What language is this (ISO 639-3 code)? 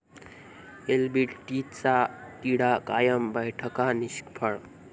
mar